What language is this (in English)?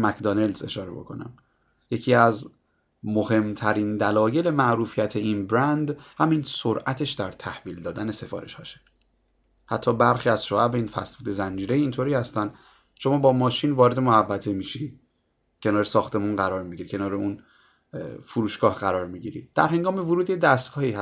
Persian